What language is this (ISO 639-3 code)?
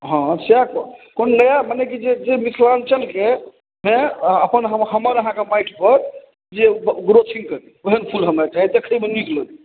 mai